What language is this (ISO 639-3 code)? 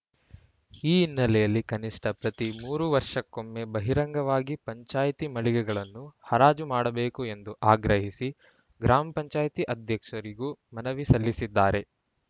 kan